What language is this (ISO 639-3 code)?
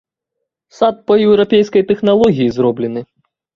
bel